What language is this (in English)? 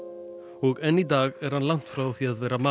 Icelandic